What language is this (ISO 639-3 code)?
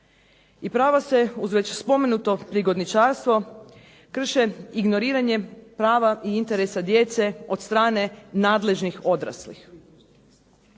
hrv